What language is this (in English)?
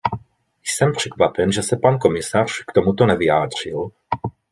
Czech